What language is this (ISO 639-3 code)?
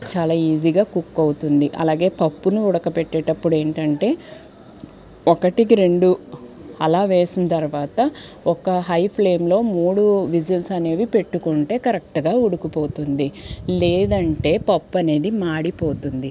tel